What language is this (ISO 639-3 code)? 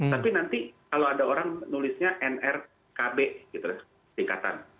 ind